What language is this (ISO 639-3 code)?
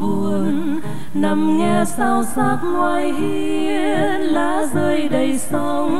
vie